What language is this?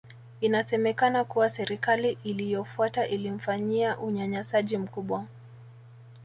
Swahili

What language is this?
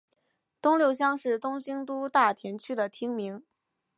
Chinese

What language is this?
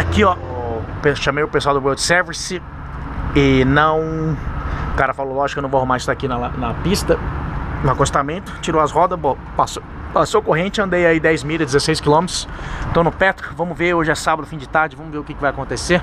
Portuguese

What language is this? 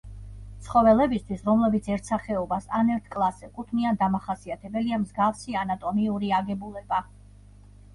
Georgian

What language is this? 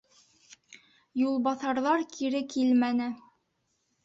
Bashkir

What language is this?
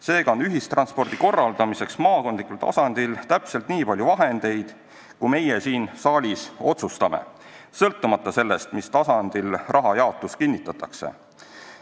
Estonian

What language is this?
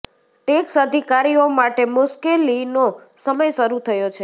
Gujarati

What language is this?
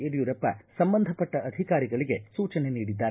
Kannada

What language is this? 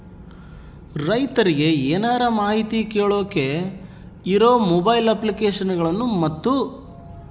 Kannada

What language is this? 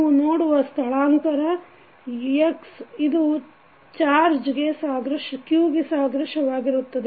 Kannada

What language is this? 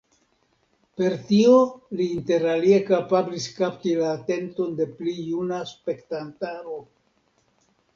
Esperanto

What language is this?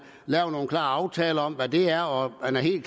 Danish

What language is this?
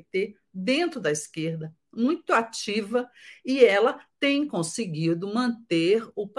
Portuguese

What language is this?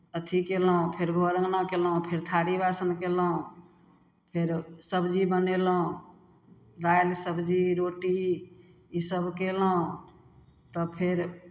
Maithili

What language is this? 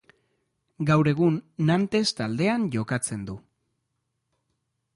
Basque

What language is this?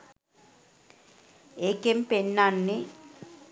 Sinhala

